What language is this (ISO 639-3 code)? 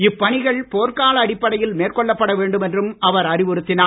tam